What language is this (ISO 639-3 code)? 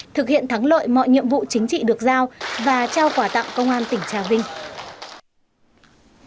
vie